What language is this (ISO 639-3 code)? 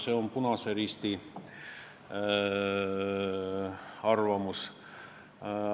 est